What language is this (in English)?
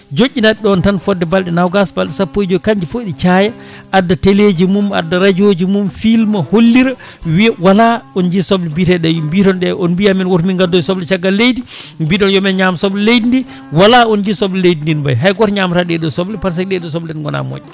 Fula